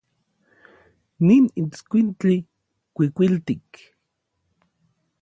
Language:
Orizaba Nahuatl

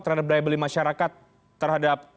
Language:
Indonesian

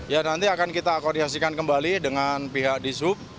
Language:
Indonesian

